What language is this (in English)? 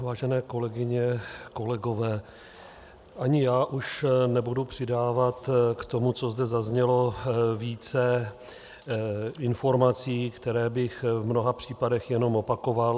Czech